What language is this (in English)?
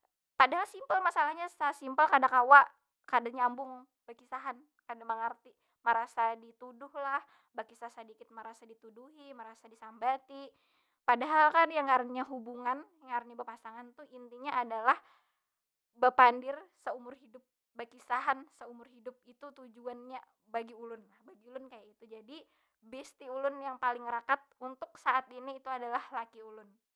Banjar